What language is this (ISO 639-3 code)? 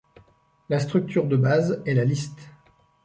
fra